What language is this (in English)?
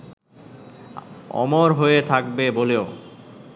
Bangla